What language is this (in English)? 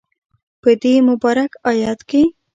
Pashto